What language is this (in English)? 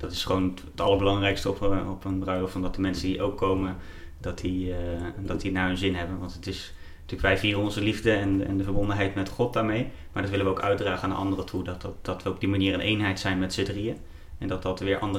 Dutch